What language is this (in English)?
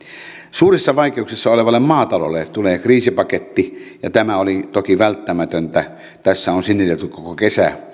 Finnish